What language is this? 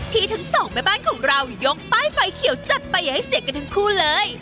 Thai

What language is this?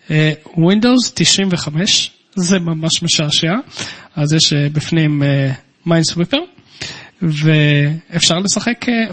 Hebrew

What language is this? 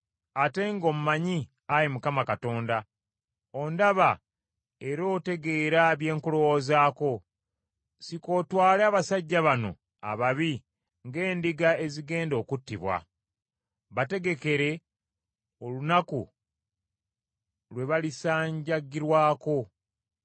Ganda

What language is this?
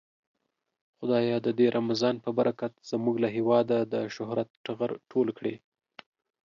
Pashto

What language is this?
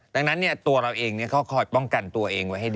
Thai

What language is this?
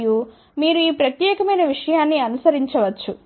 Telugu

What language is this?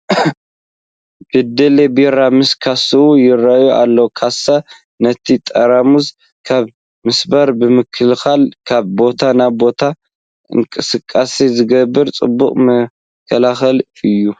Tigrinya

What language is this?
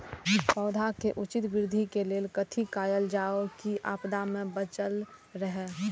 Maithili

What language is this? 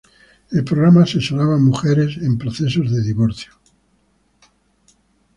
Spanish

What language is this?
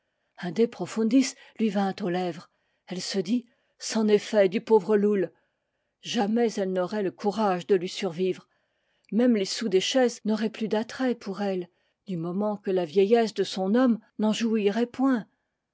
French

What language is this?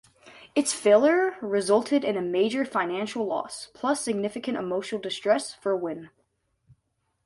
English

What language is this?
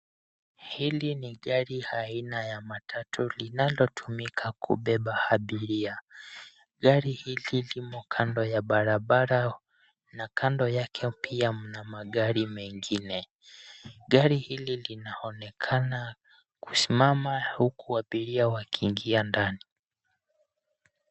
Swahili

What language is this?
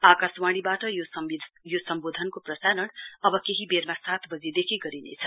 Nepali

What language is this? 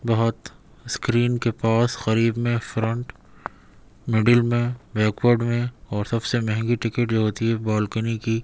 Urdu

